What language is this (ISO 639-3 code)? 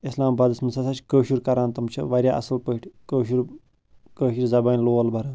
kas